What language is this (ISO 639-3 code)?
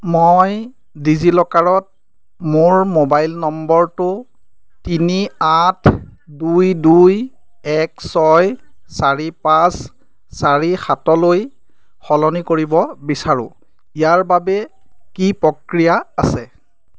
asm